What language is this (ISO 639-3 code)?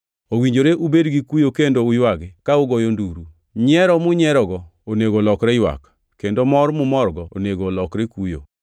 luo